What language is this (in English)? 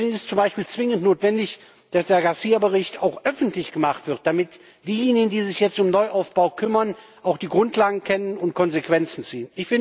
German